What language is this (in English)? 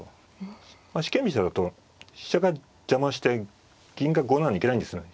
Japanese